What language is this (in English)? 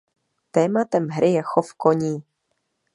Czech